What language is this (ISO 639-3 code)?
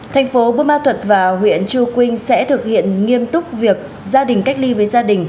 vie